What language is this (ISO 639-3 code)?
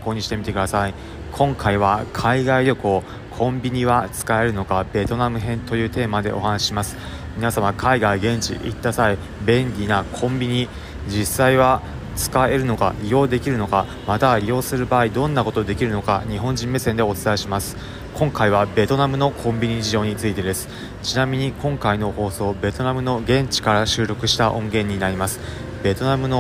jpn